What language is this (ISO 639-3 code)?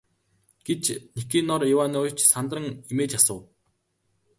mon